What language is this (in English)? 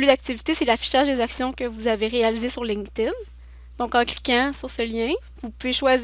French